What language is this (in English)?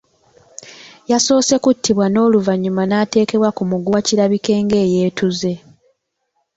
Ganda